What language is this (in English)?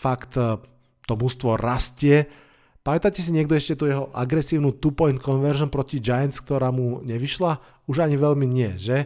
Slovak